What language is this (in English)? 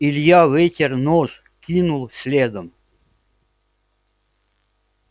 Russian